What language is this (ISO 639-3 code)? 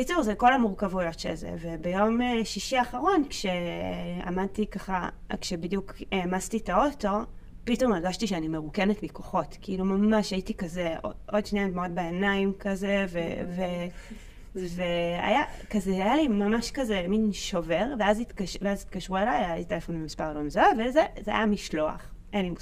heb